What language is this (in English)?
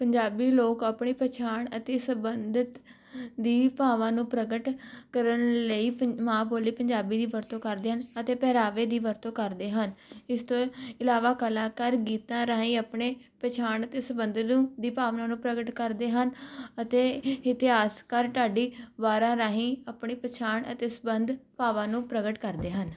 Punjabi